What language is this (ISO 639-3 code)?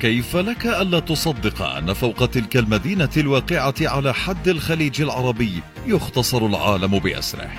ara